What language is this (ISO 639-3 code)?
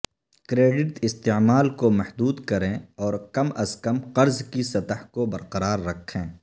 urd